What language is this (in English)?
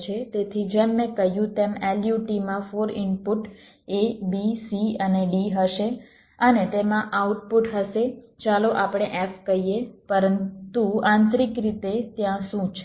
Gujarati